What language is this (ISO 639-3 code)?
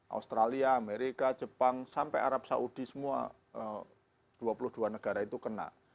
ind